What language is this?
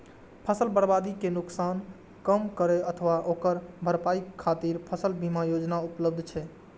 Maithili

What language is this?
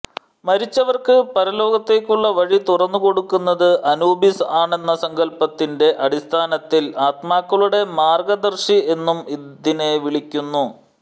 Malayalam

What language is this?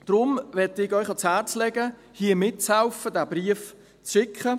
Swiss German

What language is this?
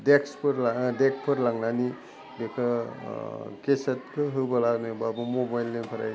Bodo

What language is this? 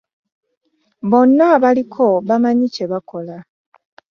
Ganda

